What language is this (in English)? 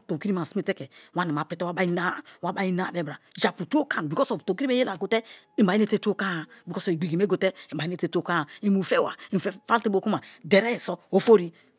Kalabari